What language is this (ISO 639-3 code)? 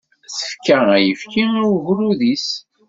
kab